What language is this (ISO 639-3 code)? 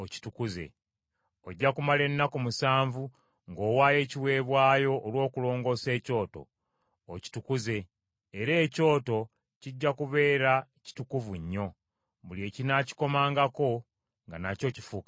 lug